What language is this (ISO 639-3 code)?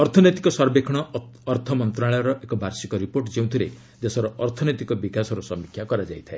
ori